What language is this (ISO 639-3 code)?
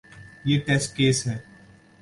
urd